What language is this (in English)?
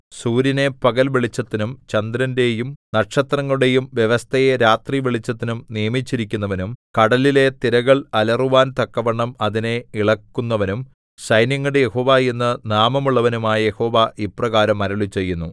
Malayalam